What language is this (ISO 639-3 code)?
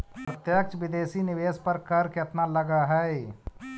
mag